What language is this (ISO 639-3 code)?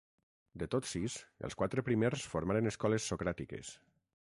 cat